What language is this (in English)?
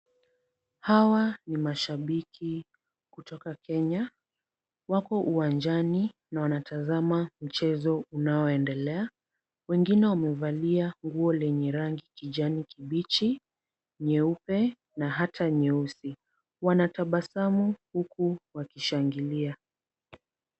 Swahili